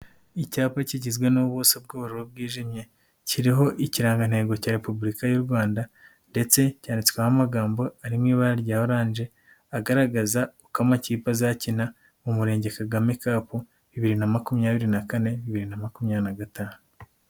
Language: Kinyarwanda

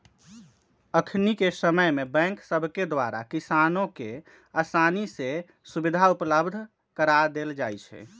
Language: Magahi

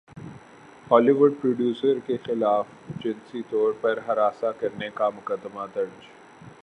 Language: Urdu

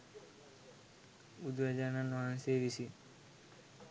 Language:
Sinhala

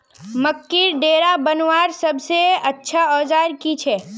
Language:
Magahi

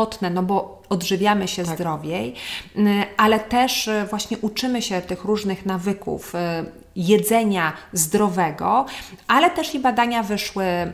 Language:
Polish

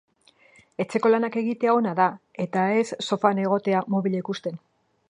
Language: Basque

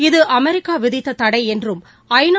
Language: Tamil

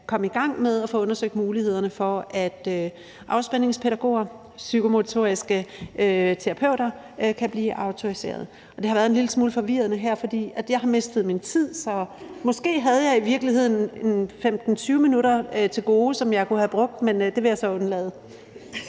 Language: Danish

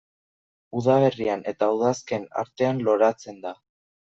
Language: Basque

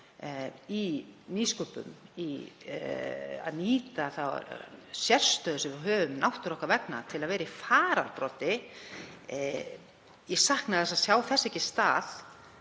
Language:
Icelandic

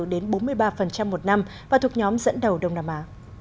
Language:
Vietnamese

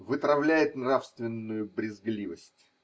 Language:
Russian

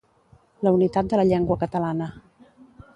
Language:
Catalan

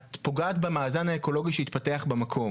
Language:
Hebrew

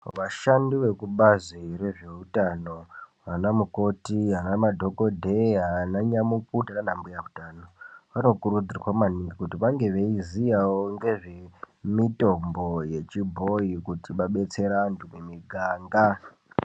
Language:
Ndau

